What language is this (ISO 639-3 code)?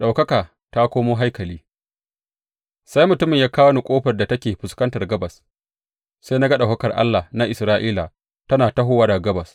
hau